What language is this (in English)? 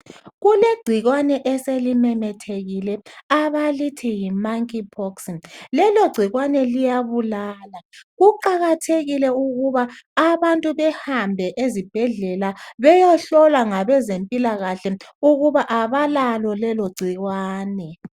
North Ndebele